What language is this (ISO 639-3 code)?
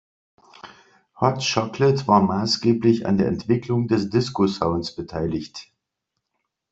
deu